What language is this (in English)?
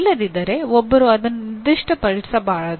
Kannada